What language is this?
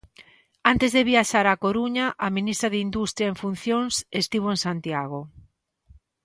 Galician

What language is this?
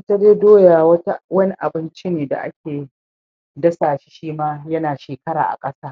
Hausa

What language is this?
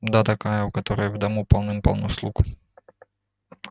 Russian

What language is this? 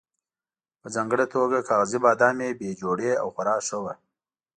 Pashto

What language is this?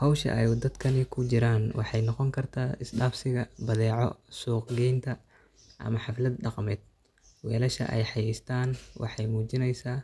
Somali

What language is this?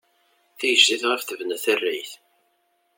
Kabyle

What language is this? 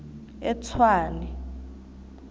South Ndebele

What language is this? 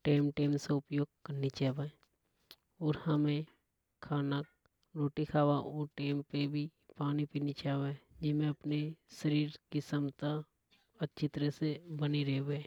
Hadothi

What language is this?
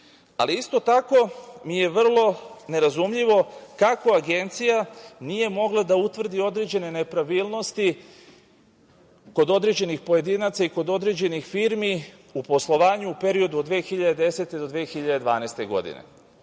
Serbian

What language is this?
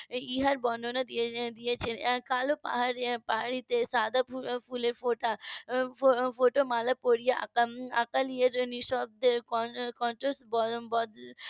Bangla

